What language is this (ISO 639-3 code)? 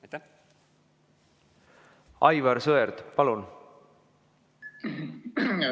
est